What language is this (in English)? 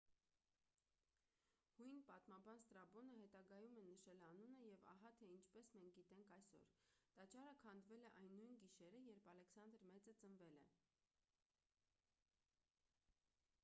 Armenian